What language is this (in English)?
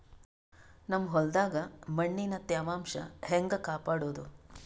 Kannada